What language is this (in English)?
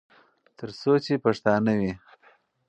Pashto